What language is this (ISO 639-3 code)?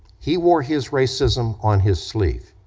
eng